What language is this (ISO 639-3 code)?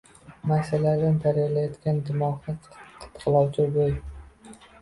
uzb